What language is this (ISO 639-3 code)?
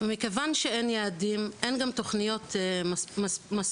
heb